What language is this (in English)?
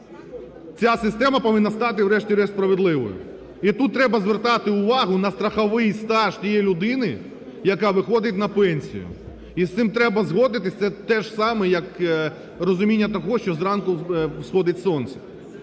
Ukrainian